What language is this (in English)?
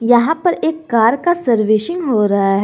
Hindi